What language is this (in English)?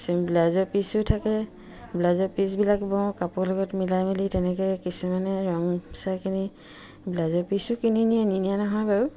Assamese